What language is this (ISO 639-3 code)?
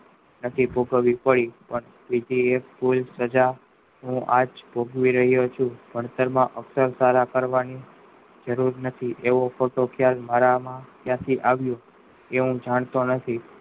guj